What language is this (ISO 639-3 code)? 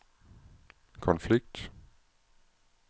dan